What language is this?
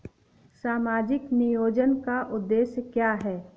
Hindi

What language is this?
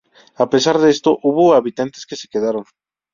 Spanish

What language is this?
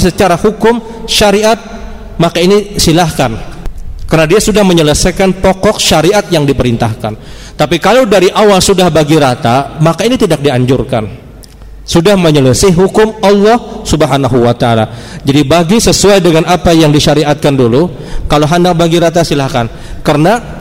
Indonesian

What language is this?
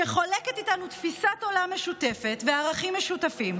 Hebrew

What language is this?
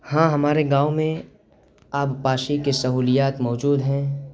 Urdu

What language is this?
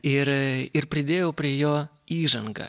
Lithuanian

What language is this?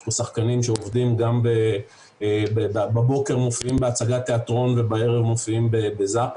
Hebrew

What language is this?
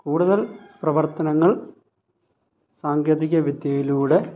Malayalam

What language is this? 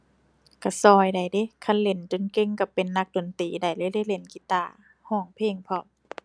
Thai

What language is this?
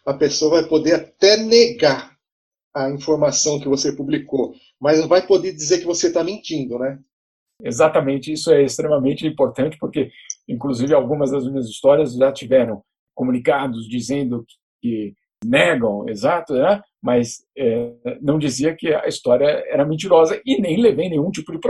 Portuguese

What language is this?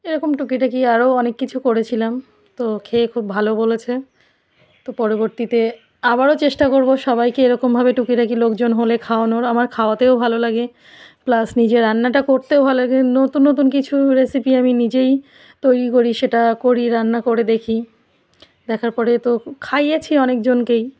Bangla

